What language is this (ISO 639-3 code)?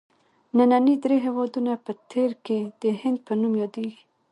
pus